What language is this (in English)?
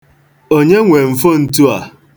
Igbo